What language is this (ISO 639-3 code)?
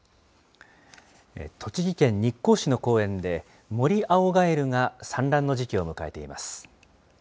jpn